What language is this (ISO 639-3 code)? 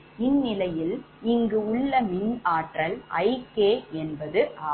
tam